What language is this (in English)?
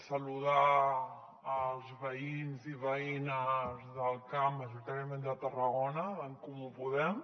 Catalan